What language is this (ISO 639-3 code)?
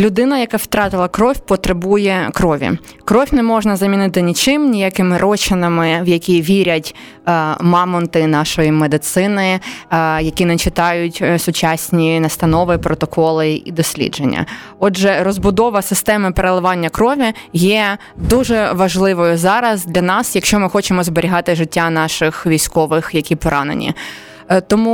ukr